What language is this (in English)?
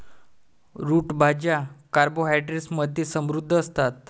Marathi